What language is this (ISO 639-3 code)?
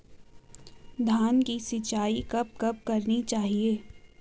hin